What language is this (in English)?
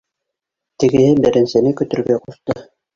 Bashkir